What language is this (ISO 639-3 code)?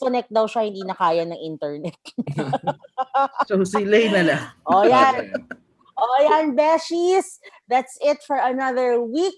fil